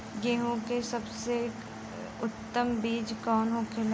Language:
Bhojpuri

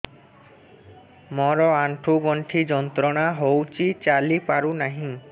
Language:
Odia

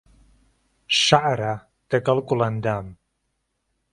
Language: Central Kurdish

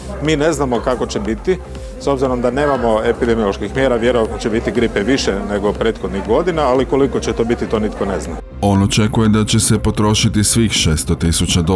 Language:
Croatian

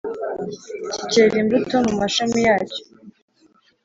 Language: Kinyarwanda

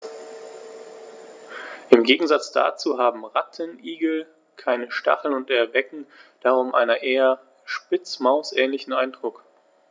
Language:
German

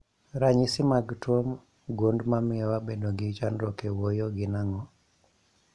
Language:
Luo (Kenya and Tanzania)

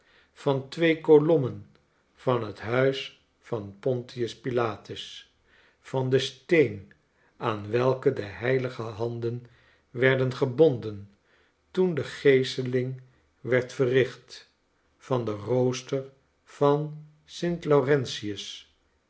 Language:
Dutch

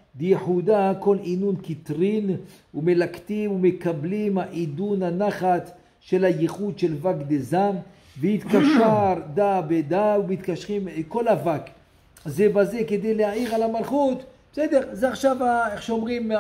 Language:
Hebrew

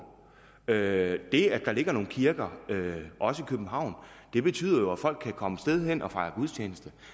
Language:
Danish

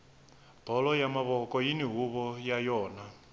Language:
Tsonga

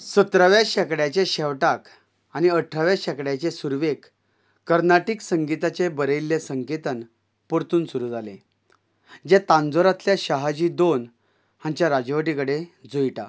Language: Konkani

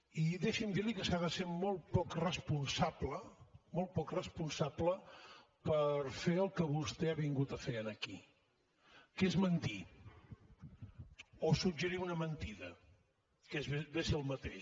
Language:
Catalan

